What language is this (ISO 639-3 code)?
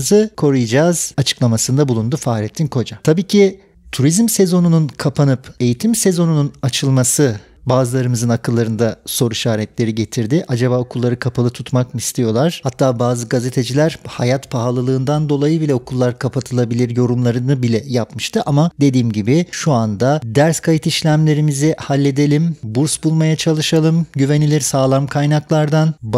tur